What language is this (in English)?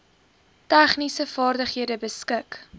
Afrikaans